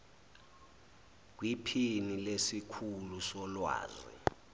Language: Zulu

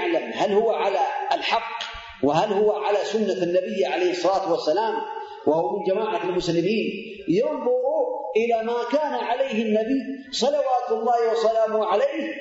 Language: Arabic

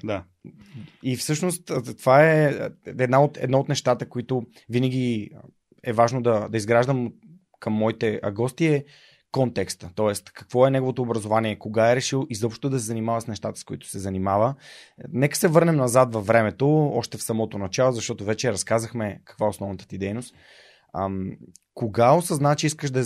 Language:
Bulgarian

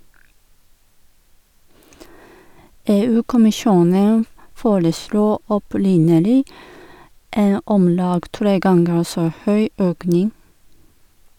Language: Norwegian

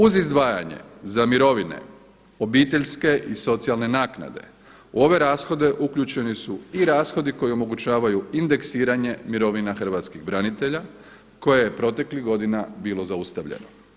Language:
Croatian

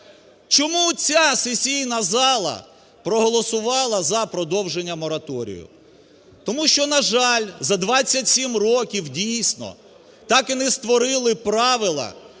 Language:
Ukrainian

